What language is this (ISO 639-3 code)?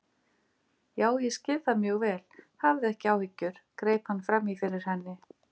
isl